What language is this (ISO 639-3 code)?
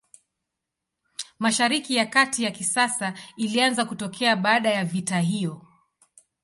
swa